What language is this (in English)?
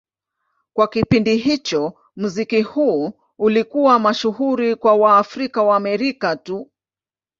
Swahili